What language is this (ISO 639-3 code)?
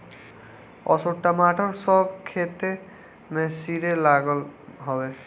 bho